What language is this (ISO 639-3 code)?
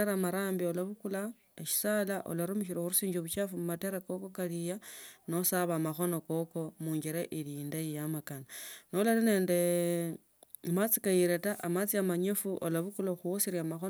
lto